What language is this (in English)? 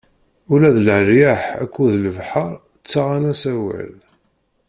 Kabyle